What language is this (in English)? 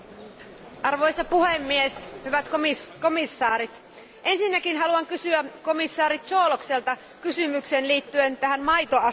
Finnish